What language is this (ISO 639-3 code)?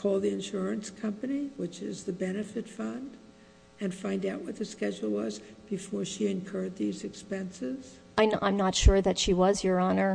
eng